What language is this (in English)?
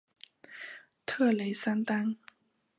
Chinese